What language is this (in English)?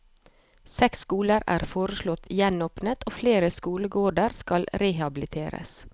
Norwegian